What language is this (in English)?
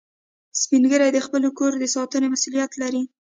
Pashto